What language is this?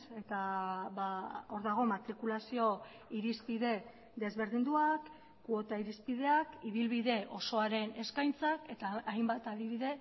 Basque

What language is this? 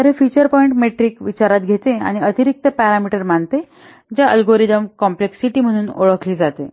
Marathi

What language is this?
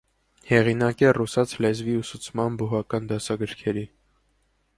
Armenian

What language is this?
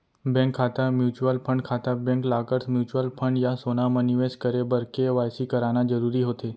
Chhattisgarhi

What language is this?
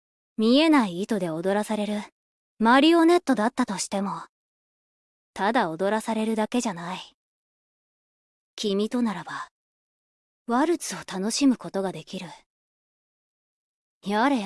Japanese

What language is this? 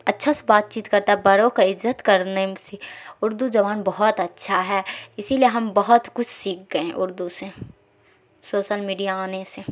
Urdu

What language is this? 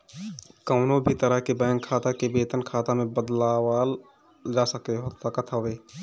Bhojpuri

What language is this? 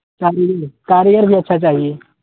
Urdu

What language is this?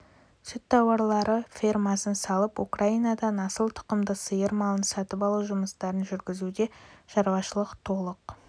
Kazakh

